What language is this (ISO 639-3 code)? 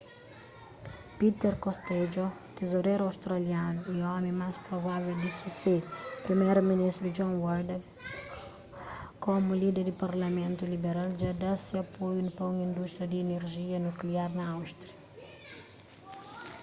kea